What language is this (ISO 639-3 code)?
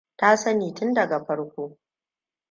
hau